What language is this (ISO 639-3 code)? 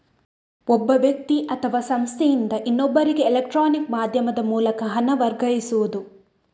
kan